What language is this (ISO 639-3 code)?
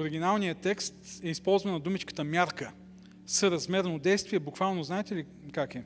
bul